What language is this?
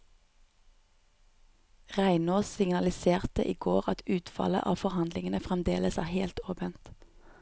Norwegian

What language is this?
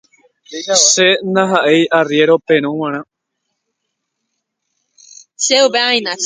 Guarani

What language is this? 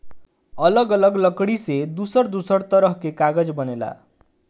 Bhojpuri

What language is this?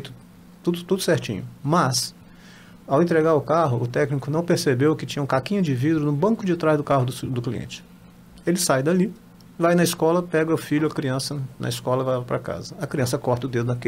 Portuguese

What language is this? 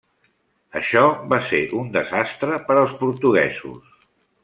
Catalan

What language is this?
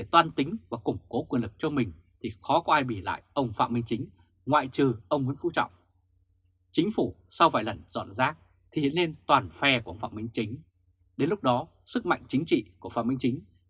Vietnamese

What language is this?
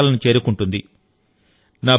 Telugu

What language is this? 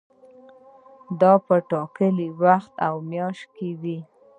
Pashto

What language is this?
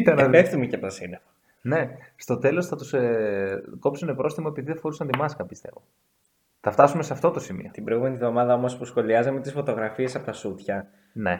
Greek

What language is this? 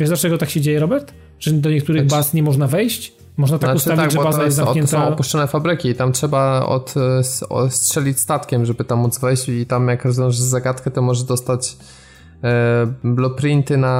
Polish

